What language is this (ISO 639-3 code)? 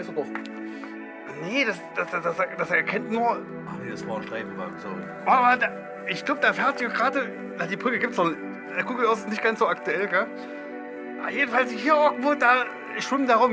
deu